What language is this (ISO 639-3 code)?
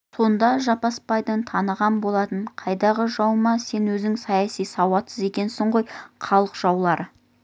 kaz